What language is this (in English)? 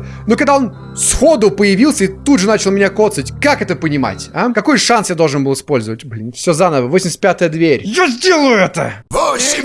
Russian